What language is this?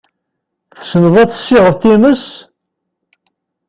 Kabyle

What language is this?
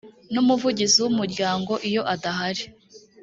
Kinyarwanda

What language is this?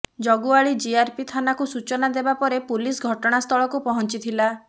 Odia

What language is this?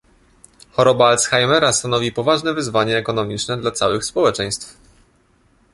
Polish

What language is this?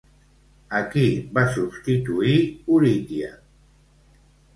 Catalan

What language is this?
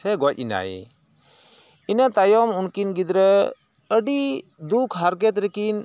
Santali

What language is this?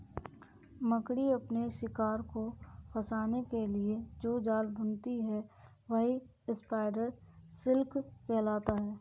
Hindi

